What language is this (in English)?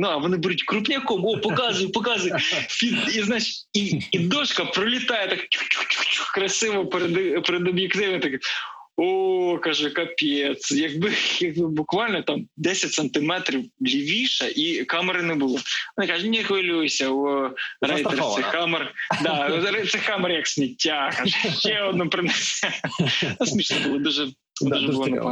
Ukrainian